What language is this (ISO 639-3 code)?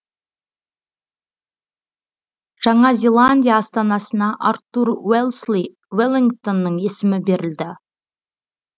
kaz